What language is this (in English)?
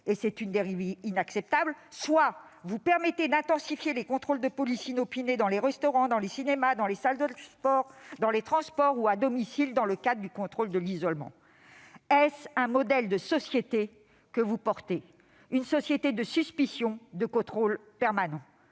French